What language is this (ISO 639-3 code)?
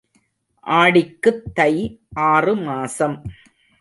tam